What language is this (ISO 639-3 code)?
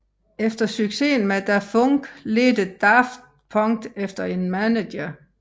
dan